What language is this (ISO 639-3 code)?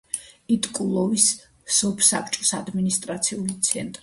kat